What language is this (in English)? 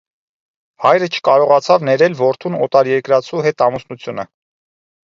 Armenian